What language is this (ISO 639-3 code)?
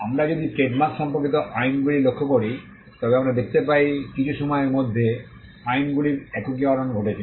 ben